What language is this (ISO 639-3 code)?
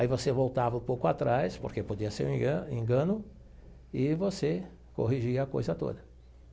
por